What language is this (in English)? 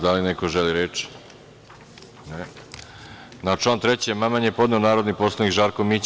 Serbian